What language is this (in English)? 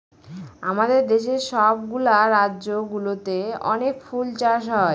Bangla